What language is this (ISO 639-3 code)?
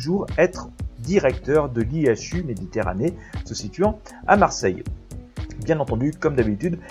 fra